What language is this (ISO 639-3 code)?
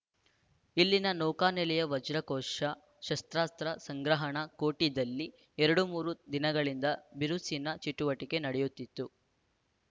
kan